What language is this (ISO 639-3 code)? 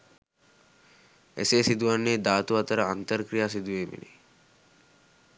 sin